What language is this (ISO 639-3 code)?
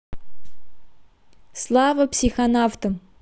rus